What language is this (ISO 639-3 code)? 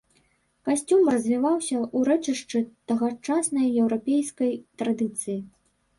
bel